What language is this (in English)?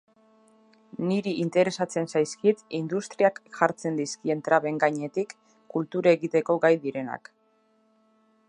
Basque